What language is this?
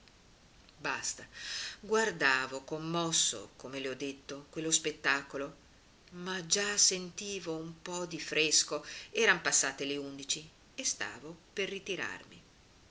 Italian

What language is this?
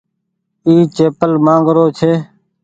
Goaria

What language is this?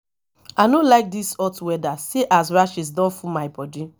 Nigerian Pidgin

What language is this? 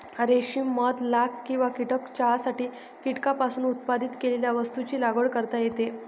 Marathi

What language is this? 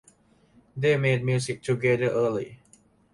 English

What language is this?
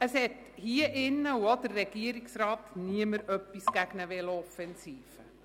Swiss German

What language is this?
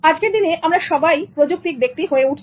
Bangla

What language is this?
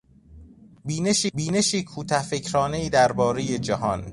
Persian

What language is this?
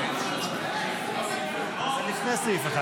Hebrew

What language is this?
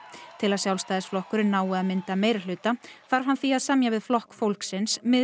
Icelandic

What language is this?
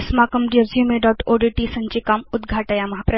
Sanskrit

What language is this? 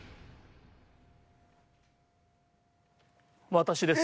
Japanese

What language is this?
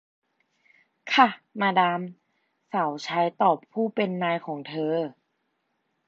Thai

